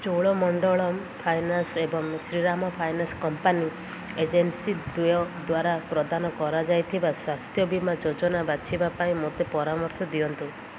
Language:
Odia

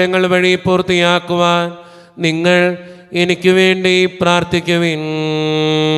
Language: Malayalam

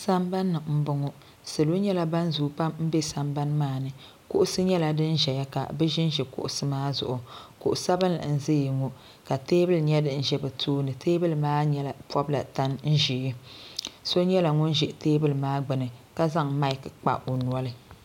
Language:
Dagbani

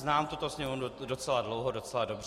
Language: Czech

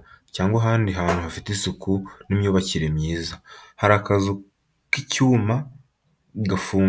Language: Kinyarwanda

